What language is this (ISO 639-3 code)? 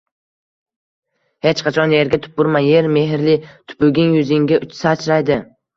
uzb